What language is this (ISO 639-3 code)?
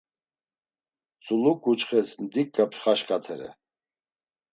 lzz